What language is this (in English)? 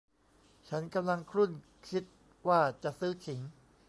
Thai